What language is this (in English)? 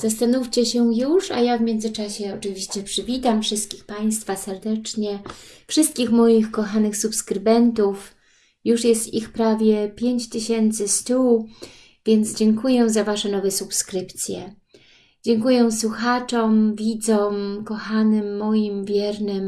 Polish